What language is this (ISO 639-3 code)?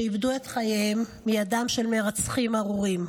heb